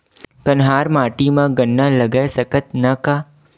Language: Chhattisgarhi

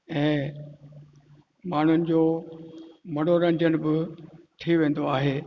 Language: Sindhi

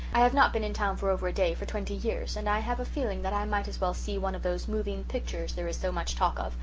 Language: English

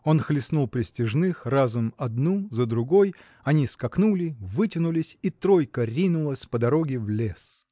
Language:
Russian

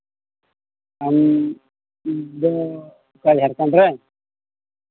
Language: Santali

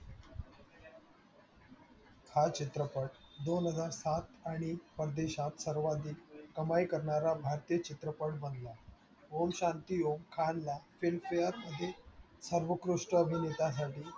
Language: Marathi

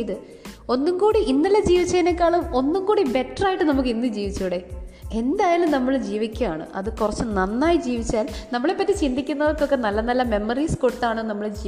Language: Malayalam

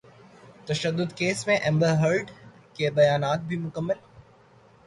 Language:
Urdu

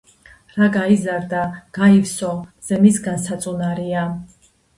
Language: Georgian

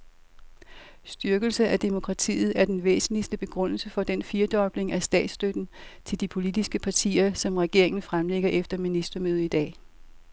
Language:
Danish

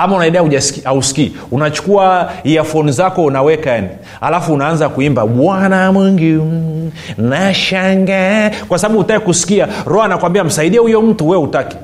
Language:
Swahili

